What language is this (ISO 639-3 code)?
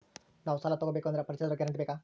kan